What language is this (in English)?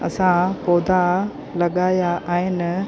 Sindhi